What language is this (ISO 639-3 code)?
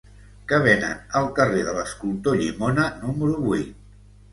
cat